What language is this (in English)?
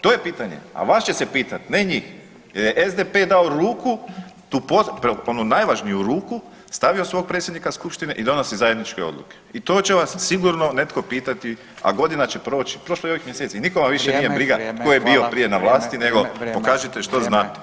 Croatian